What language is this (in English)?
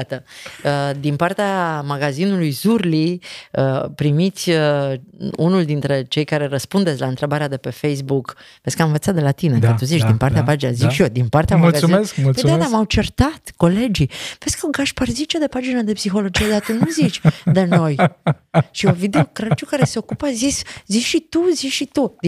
Romanian